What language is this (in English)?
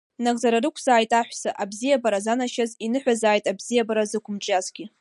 Abkhazian